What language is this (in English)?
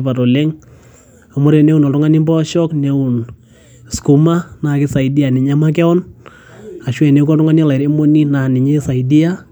Masai